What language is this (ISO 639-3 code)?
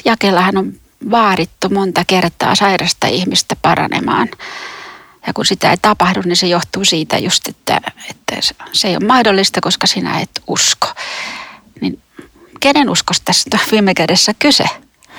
fin